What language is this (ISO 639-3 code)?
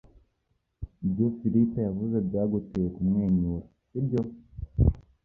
kin